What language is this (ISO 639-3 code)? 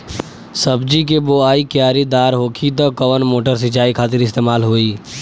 bho